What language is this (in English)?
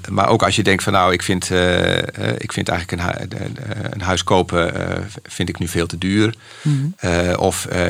Dutch